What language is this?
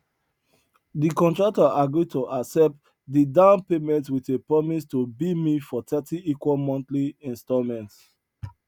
Nigerian Pidgin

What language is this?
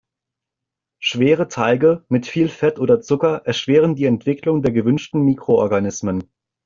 German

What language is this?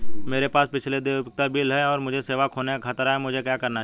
Hindi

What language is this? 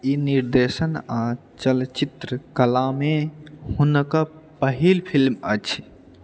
Maithili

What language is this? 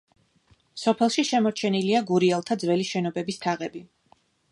Georgian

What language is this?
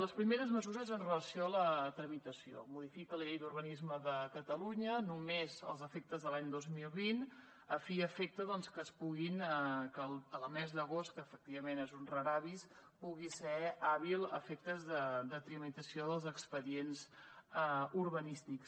Catalan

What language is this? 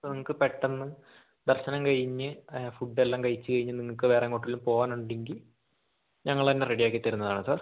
Malayalam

